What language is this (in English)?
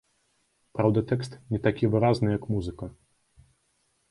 Belarusian